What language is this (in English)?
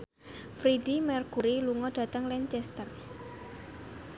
Javanese